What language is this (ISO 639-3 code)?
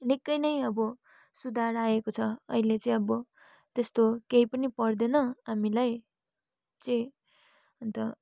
nep